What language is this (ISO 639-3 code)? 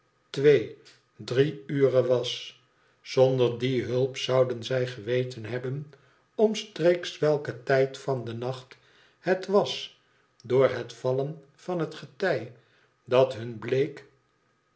nld